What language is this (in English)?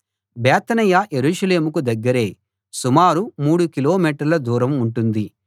Telugu